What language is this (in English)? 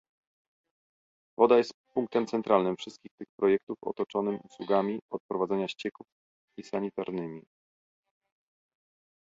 Polish